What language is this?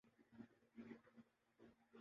Urdu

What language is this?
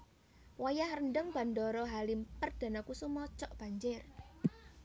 Javanese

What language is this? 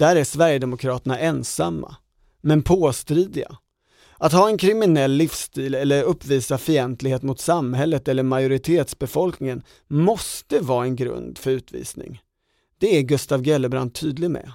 Swedish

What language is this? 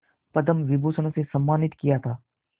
Hindi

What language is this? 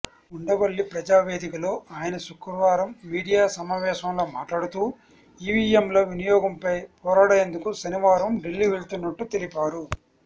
Telugu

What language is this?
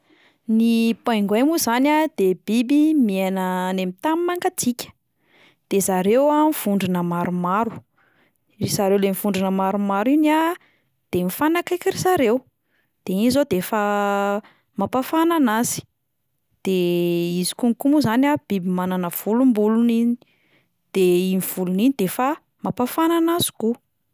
Malagasy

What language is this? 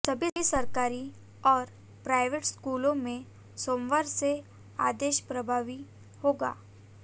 Hindi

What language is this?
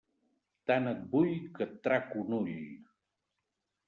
Catalan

